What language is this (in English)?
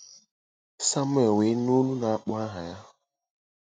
Igbo